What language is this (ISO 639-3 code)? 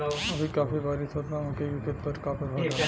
bho